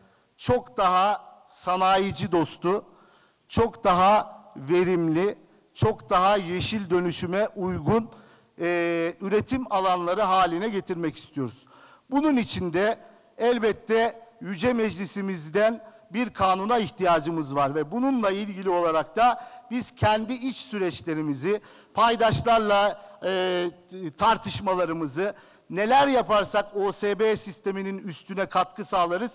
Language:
Turkish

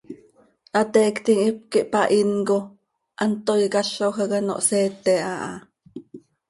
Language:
Seri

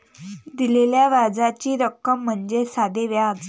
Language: Marathi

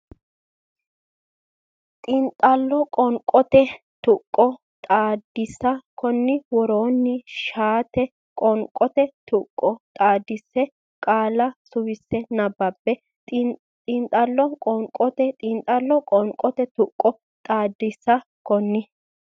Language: Sidamo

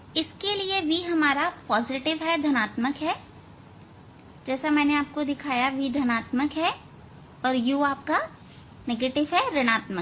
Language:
Hindi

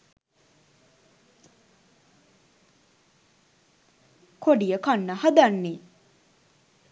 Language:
Sinhala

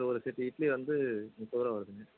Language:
Tamil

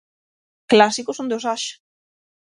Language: Galician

